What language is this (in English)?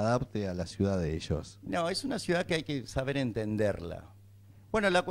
Spanish